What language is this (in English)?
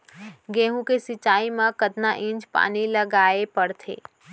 Chhattisgarhi